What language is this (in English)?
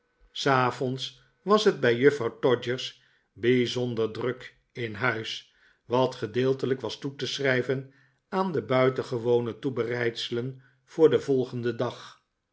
Dutch